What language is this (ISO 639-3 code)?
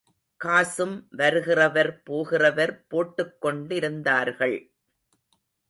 tam